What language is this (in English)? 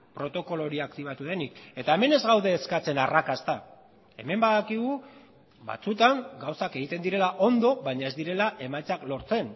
Basque